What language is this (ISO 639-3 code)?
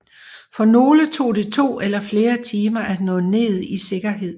dan